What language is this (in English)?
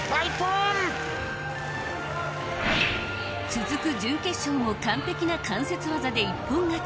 Japanese